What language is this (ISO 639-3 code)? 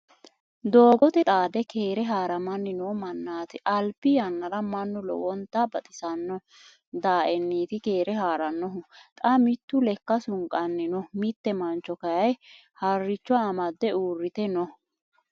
sid